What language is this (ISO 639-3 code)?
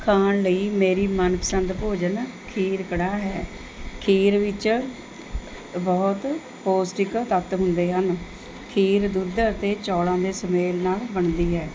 pan